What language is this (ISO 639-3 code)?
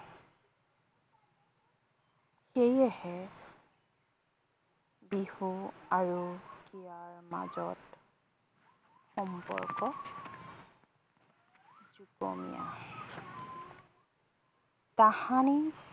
asm